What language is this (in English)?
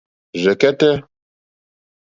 Mokpwe